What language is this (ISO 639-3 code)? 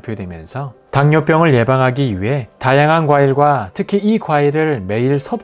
kor